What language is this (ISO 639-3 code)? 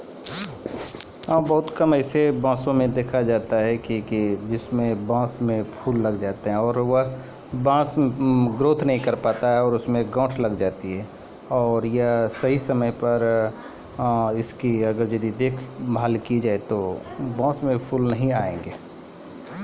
mai